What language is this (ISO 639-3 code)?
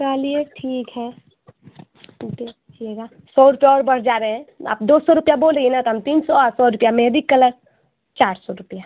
hin